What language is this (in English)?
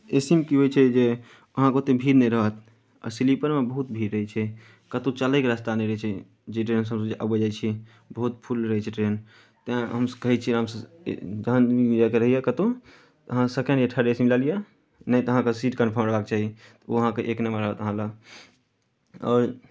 Maithili